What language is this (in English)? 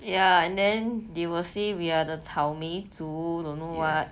English